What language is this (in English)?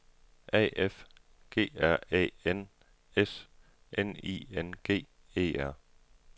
Danish